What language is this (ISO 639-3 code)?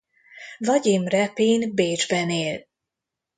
hun